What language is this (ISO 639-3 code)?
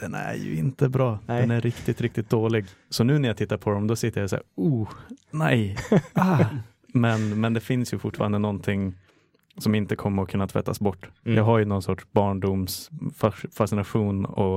swe